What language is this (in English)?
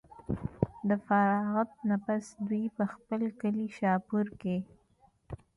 Pashto